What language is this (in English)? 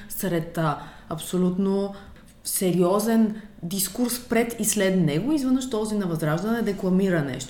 Bulgarian